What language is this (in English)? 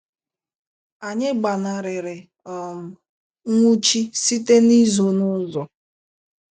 Igbo